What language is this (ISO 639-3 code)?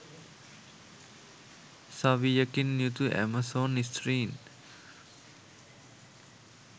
sin